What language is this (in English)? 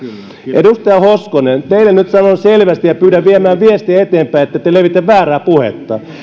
Finnish